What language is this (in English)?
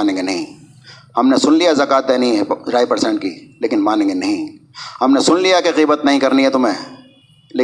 Urdu